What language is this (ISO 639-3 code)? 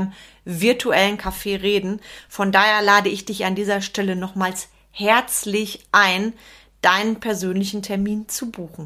deu